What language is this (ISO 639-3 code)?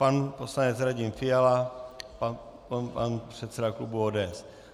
ces